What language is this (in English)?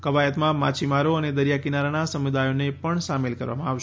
Gujarati